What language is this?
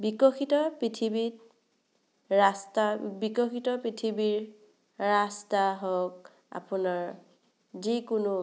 Assamese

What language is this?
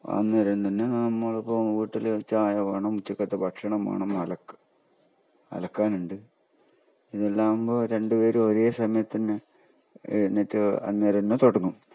Malayalam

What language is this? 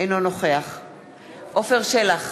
Hebrew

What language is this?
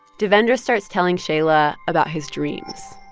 English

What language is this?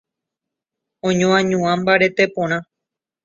Guarani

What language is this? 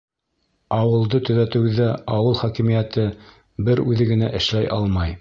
Bashkir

